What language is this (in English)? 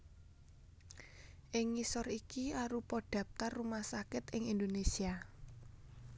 Javanese